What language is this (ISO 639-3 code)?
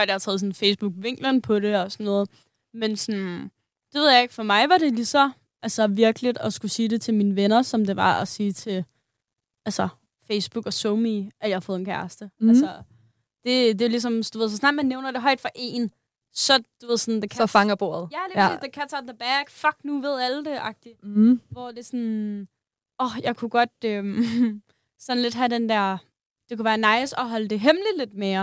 dan